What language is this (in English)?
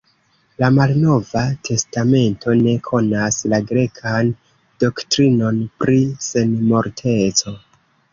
Esperanto